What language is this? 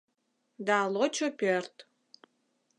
Mari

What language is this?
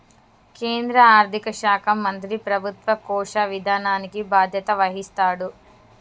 Telugu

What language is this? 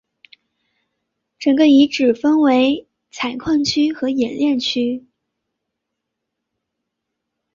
Chinese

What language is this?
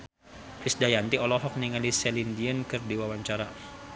Sundanese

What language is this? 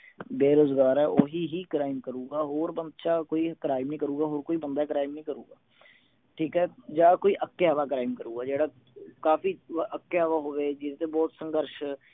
Punjabi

